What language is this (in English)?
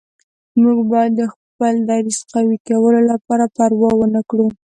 Pashto